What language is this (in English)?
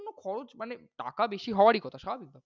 Bangla